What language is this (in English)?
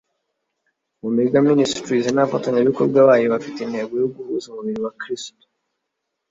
Kinyarwanda